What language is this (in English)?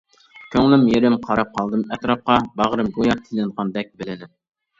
Uyghur